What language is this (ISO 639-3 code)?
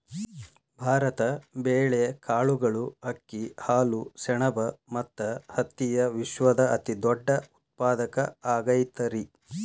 kan